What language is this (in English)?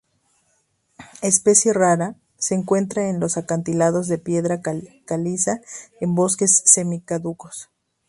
Spanish